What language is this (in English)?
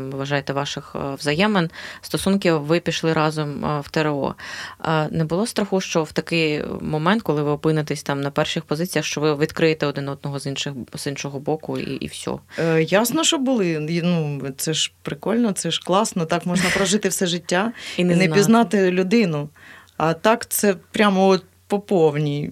Ukrainian